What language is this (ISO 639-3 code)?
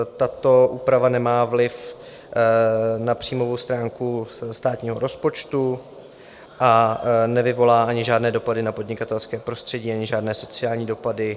ces